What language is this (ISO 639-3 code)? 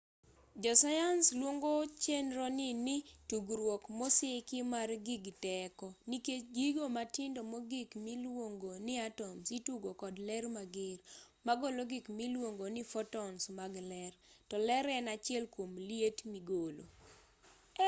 luo